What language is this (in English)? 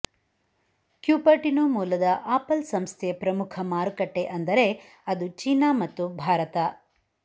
Kannada